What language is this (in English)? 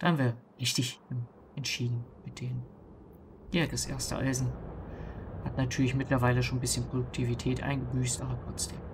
German